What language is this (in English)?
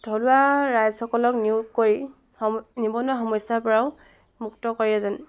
Assamese